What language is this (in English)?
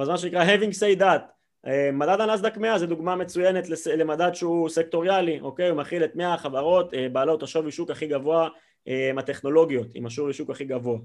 Hebrew